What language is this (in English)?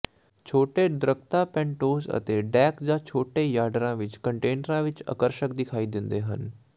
Punjabi